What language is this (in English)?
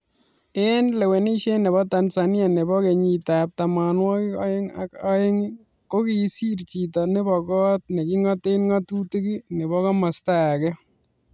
Kalenjin